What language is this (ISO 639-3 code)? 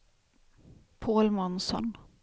swe